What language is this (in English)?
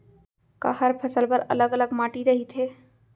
Chhattisgarhi